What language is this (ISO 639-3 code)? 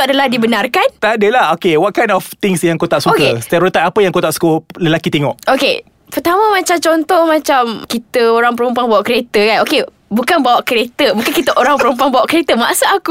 msa